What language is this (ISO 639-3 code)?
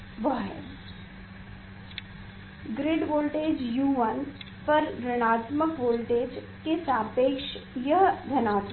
hin